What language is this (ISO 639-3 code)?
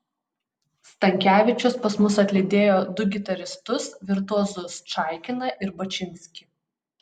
lit